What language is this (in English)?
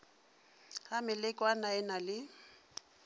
Northern Sotho